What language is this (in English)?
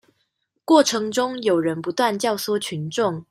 Chinese